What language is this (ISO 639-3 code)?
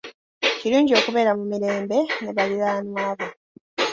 lug